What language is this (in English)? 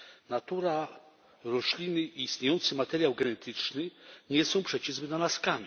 Polish